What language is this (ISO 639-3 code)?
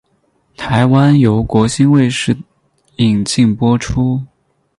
zho